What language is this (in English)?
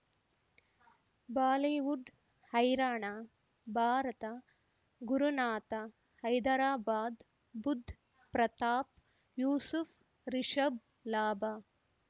Kannada